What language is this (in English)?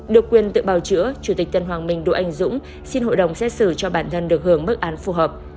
Vietnamese